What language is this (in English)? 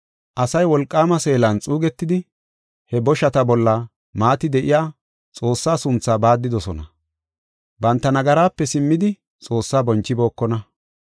Gofa